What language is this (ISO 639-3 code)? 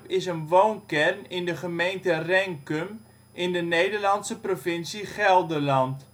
nld